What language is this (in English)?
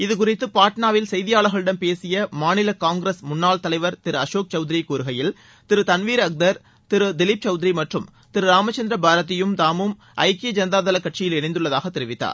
Tamil